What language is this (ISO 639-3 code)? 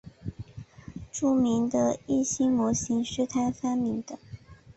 zho